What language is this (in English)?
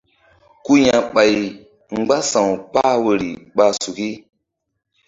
Mbum